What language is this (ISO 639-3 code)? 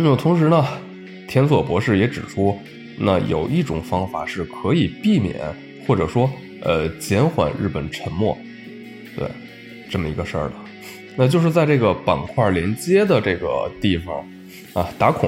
zho